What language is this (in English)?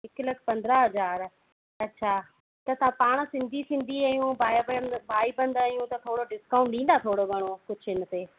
Sindhi